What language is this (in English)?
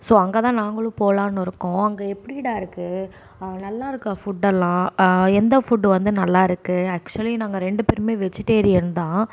Tamil